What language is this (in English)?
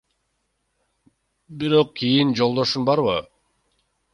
Kyrgyz